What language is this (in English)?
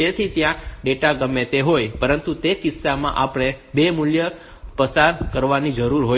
Gujarati